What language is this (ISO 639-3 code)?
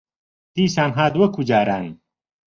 ckb